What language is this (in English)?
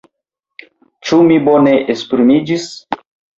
Esperanto